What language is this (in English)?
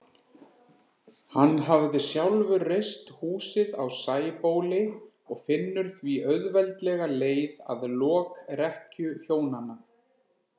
Icelandic